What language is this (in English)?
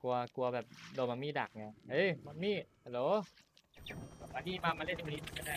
Thai